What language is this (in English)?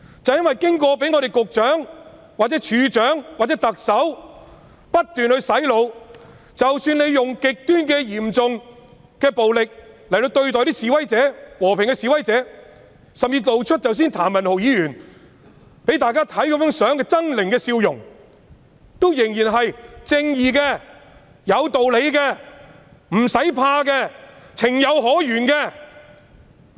Cantonese